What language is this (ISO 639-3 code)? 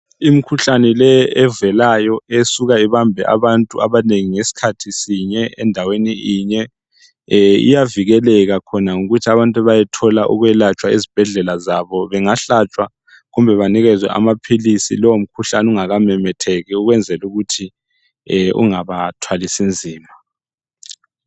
nde